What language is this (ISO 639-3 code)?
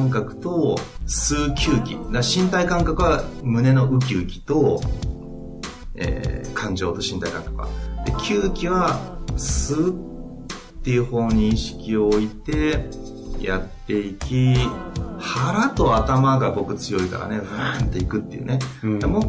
jpn